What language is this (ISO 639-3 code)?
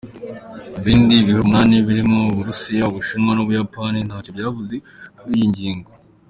kin